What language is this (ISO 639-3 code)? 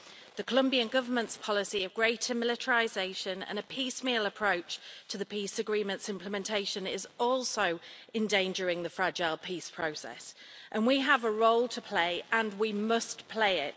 eng